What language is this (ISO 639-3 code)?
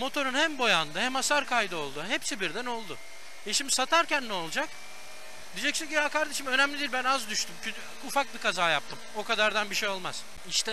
tur